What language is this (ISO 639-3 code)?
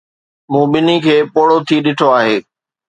snd